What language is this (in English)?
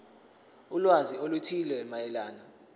Zulu